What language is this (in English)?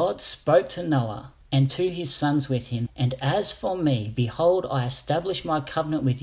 English